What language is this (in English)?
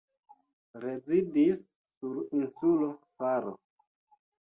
Esperanto